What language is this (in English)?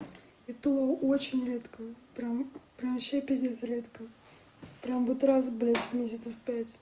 Russian